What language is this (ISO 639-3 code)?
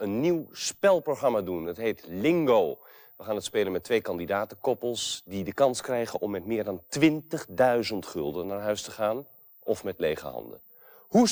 nld